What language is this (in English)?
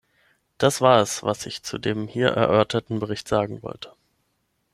German